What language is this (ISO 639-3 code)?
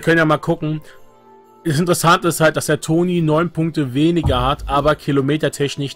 deu